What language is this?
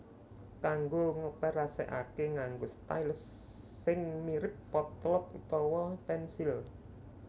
Javanese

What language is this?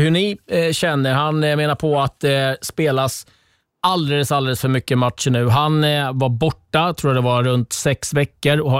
Swedish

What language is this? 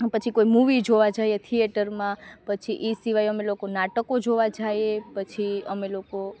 Gujarati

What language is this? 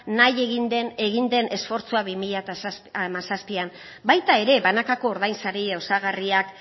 Basque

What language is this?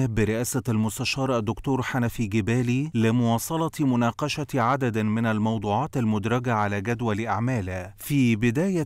Arabic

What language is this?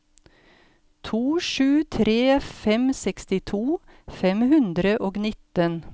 Norwegian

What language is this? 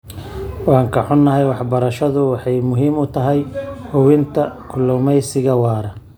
Somali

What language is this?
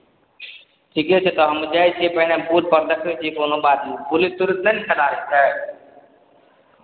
Maithili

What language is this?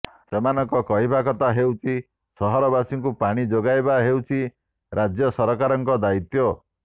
Odia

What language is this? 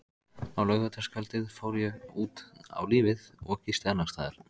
Icelandic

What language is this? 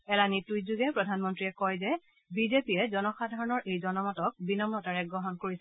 Assamese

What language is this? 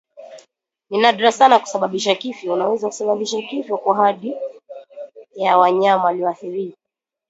Swahili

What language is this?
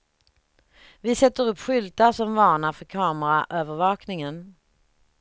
Swedish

